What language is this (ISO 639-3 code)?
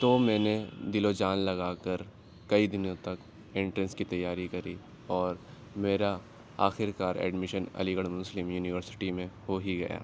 urd